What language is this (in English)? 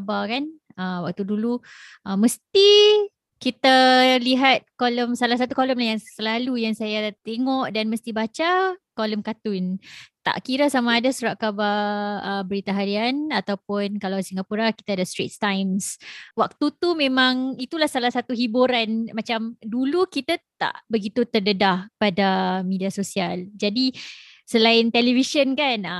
Malay